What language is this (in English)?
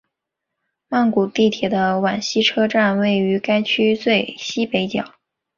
Chinese